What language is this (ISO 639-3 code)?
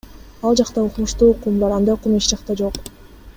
kir